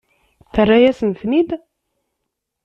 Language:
Kabyle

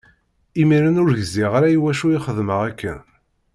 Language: Kabyle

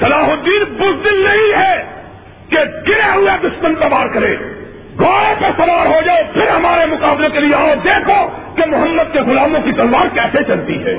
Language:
Urdu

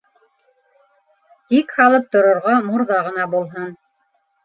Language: Bashkir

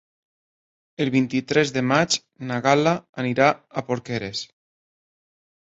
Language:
Catalan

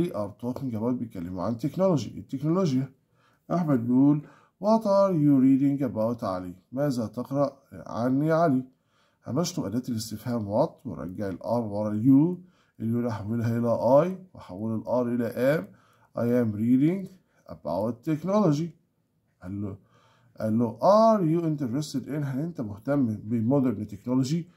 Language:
Arabic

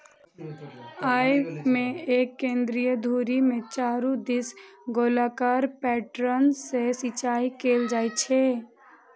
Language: Maithili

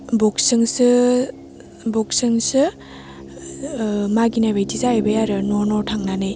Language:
Bodo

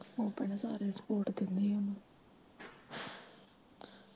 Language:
Punjabi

